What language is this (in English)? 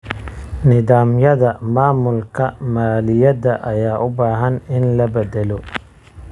Somali